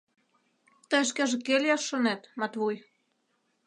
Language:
Mari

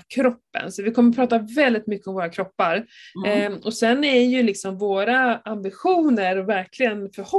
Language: Swedish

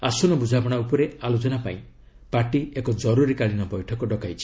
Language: Odia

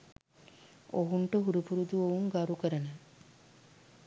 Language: Sinhala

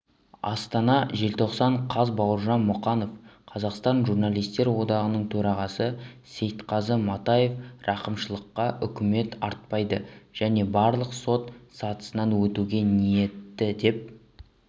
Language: Kazakh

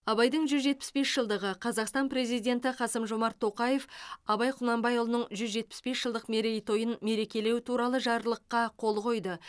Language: Kazakh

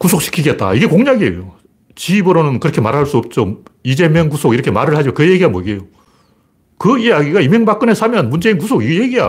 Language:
Korean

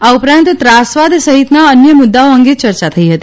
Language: Gujarati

